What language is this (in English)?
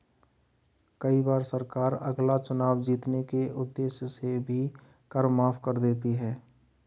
Hindi